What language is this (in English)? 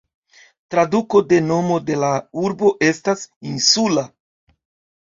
Esperanto